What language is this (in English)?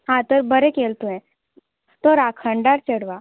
Konkani